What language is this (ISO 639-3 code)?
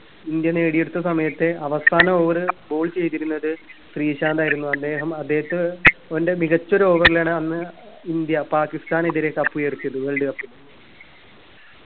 mal